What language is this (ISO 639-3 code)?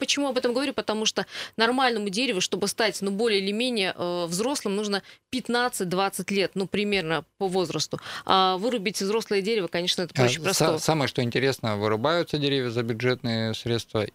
rus